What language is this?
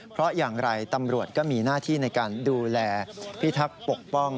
Thai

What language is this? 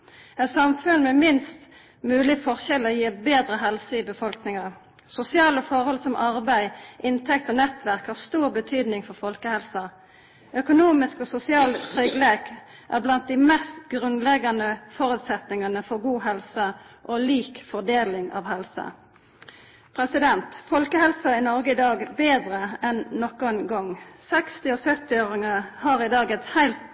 Norwegian Nynorsk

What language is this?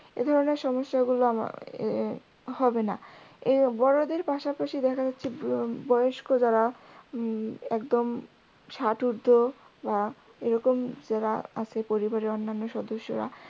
Bangla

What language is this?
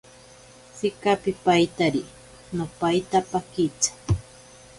Ashéninka Perené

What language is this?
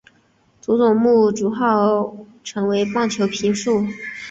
Chinese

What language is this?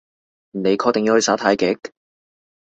Cantonese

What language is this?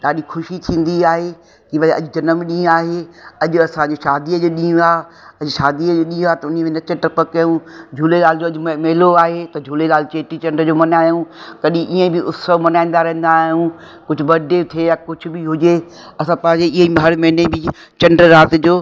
Sindhi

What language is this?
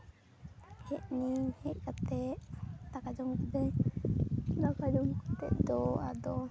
Santali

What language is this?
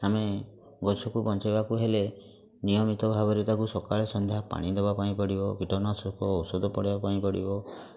Odia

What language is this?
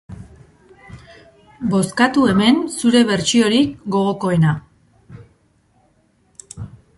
Basque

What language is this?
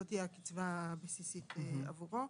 Hebrew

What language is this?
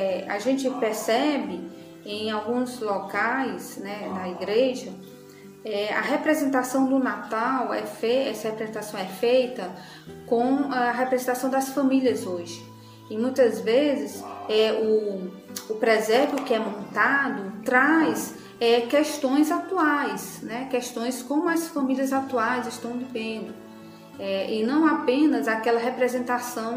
Portuguese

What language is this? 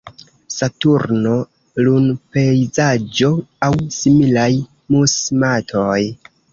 Esperanto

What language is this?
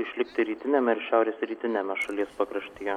Lithuanian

